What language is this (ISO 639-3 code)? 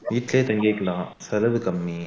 tam